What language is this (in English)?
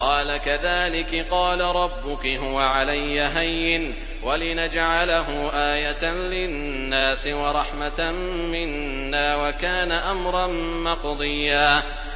Arabic